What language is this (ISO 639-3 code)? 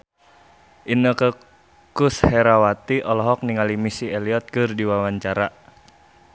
sun